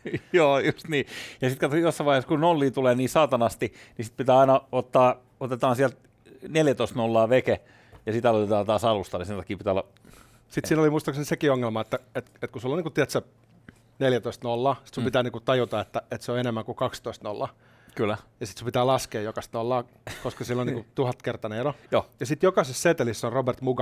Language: Finnish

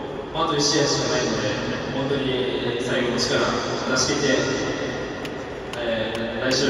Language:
Japanese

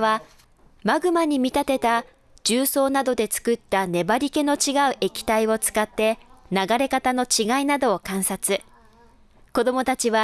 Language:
Japanese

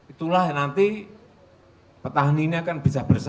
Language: Indonesian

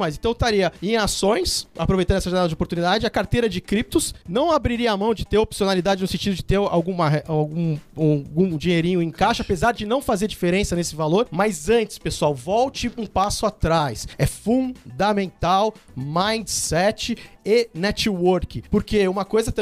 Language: Portuguese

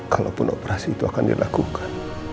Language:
Indonesian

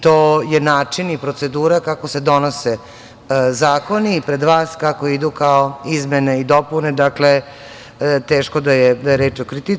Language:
Serbian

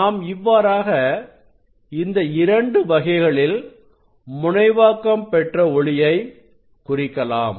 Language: Tamil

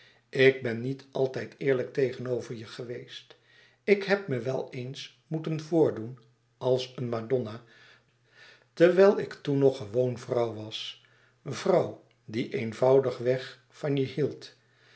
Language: Dutch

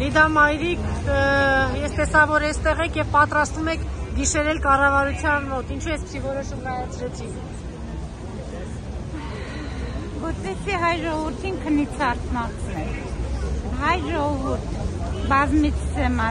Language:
Romanian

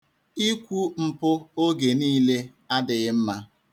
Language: Igbo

